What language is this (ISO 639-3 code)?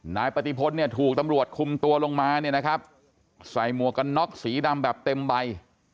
tha